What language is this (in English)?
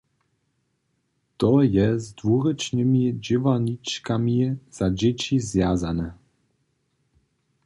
Upper Sorbian